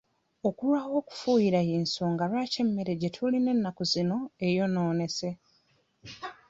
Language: Ganda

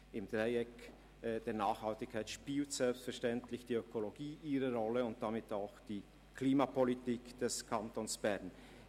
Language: Swiss German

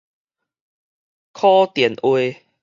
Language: Min Nan Chinese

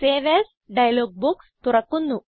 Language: Malayalam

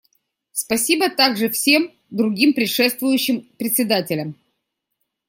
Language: Russian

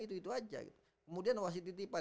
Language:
Indonesian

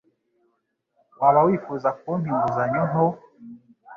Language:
Kinyarwanda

